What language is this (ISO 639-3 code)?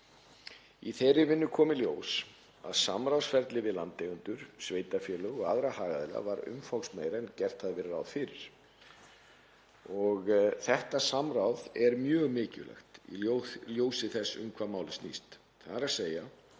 isl